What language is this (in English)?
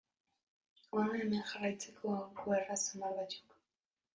Basque